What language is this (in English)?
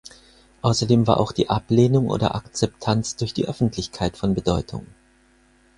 German